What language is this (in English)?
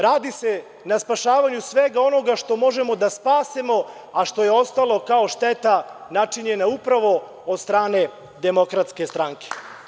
Serbian